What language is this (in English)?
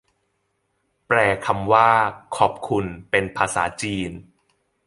Thai